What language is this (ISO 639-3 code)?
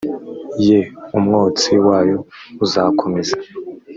kin